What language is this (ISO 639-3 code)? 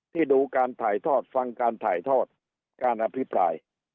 tha